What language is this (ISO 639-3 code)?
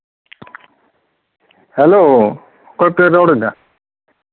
sat